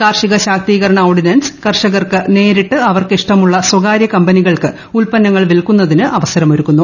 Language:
Malayalam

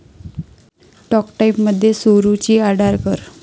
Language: Marathi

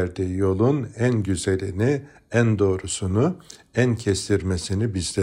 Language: Turkish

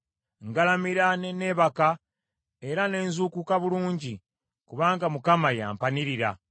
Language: Ganda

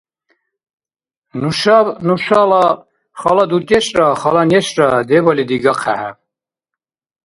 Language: Dargwa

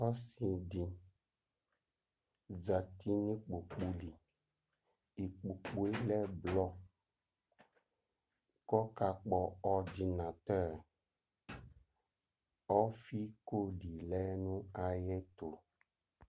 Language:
Ikposo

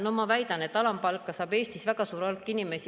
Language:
Estonian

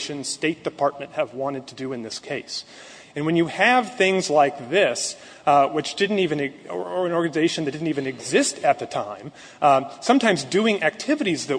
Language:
English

